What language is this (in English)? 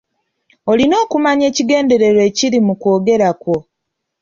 Ganda